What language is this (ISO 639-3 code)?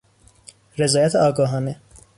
fas